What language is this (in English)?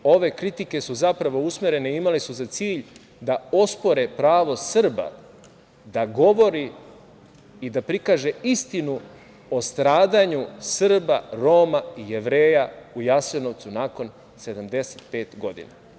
Serbian